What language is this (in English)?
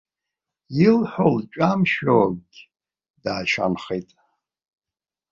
Abkhazian